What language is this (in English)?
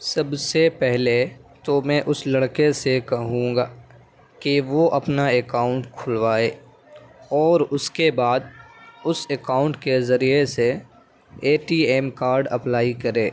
Urdu